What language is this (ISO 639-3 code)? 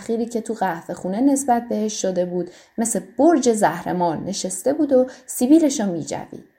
fas